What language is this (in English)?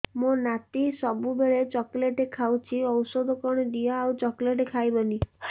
Odia